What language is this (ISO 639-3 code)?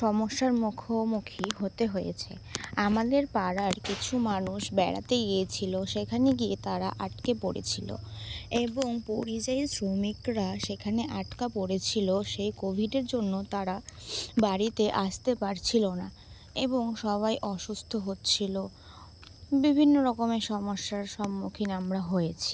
ben